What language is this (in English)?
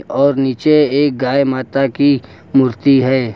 Hindi